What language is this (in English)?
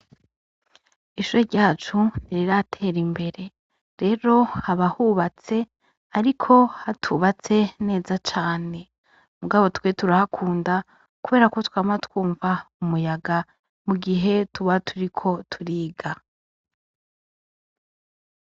Rundi